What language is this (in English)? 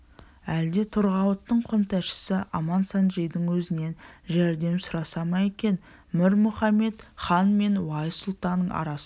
Kazakh